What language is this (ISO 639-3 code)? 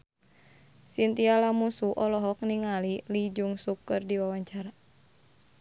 sun